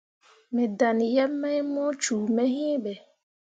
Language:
Mundang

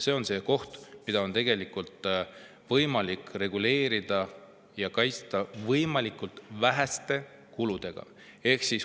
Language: Estonian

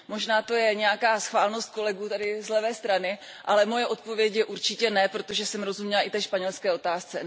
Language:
Czech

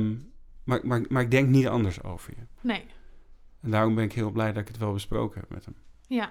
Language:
Dutch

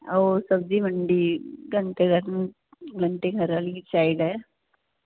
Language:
Punjabi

